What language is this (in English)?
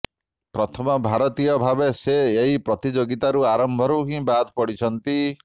Odia